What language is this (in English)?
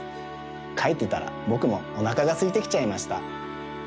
Japanese